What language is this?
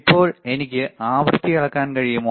Malayalam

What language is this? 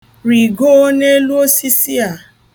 Igbo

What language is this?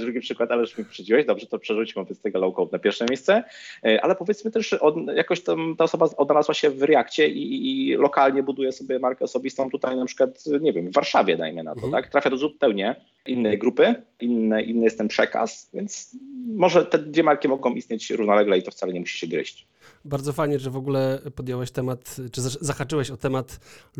Polish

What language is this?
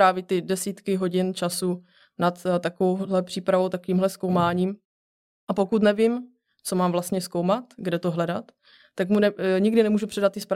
Czech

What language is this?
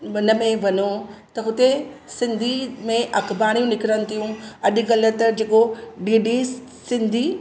Sindhi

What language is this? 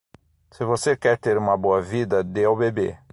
Portuguese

